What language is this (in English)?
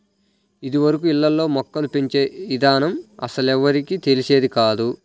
Telugu